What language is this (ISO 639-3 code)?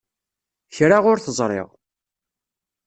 kab